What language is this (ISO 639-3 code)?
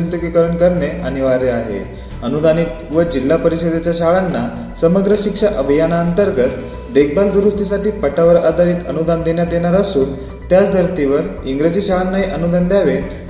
mar